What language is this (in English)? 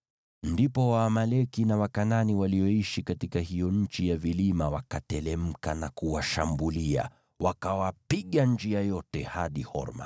Swahili